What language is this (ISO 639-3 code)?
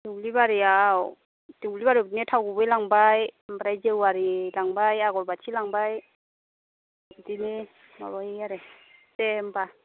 brx